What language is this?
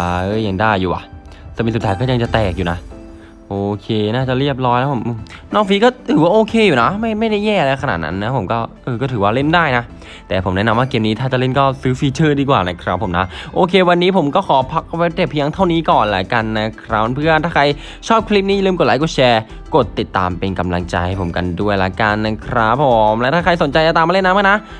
Thai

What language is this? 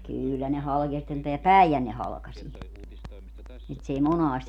Finnish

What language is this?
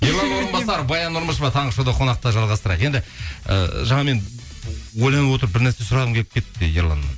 Kazakh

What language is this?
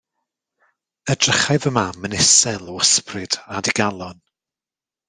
Welsh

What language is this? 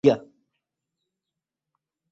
Ganda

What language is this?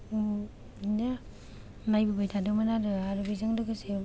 Bodo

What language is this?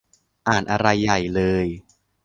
Thai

